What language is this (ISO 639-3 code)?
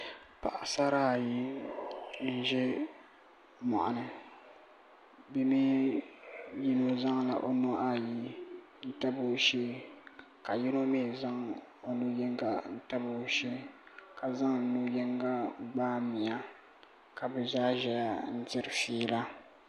dag